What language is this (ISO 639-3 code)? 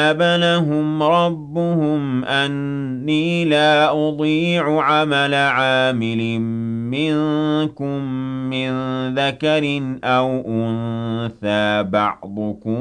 ara